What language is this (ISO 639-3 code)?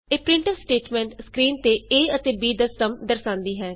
pan